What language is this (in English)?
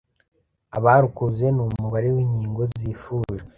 Kinyarwanda